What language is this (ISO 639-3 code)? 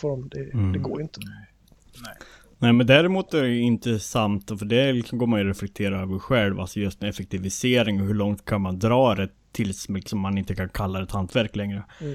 swe